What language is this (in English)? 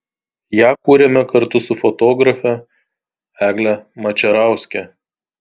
Lithuanian